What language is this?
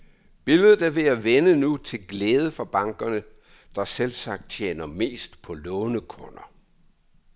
Danish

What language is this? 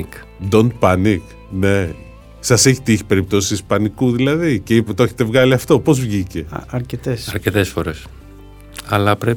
Greek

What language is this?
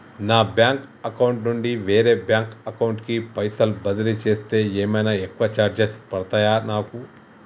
Telugu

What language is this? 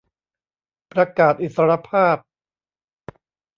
Thai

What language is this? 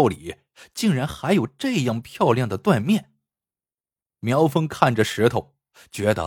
Chinese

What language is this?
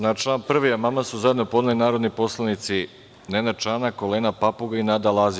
Serbian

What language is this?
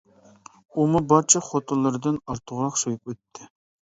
Uyghur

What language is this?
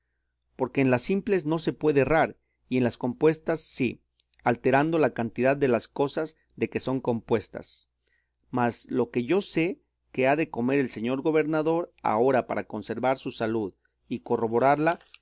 Spanish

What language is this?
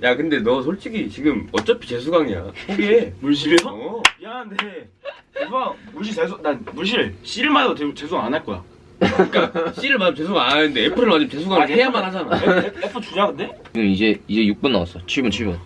Korean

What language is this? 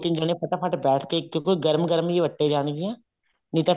Punjabi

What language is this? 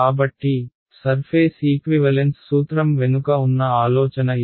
Telugu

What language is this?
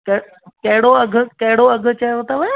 Sindhi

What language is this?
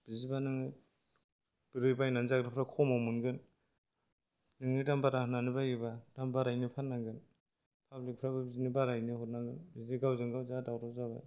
Bodo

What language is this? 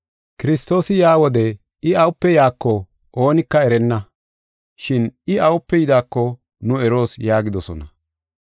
Gofa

